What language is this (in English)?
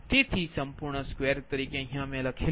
Gujarati